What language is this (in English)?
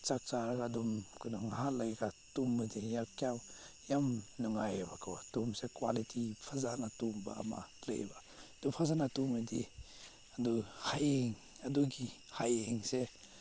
Manipuri